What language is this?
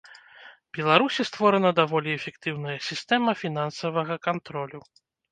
Belarusian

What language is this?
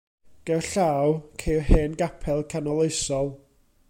Welsh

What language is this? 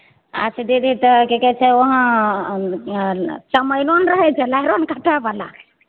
Maithili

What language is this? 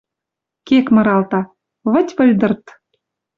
Western Mari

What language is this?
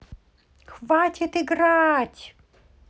Russian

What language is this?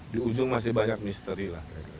Indonesian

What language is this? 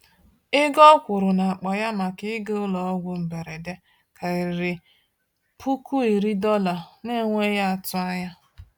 Igbo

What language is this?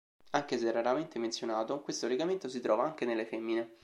Italian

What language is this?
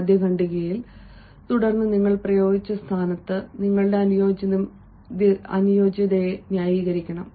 Malayalam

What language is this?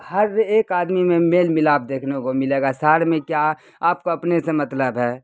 Urdu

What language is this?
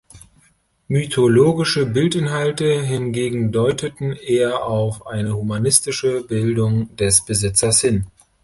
German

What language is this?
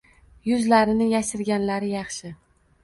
Uzbek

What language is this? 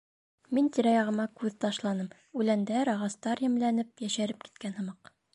Bashkir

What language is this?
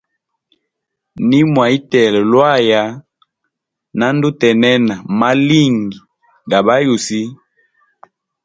Hemba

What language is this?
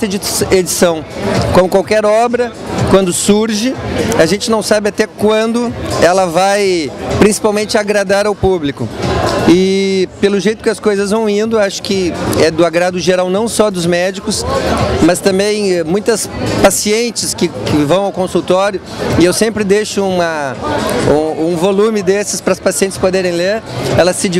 Portuguese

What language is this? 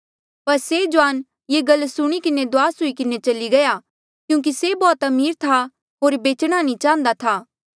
Mandeali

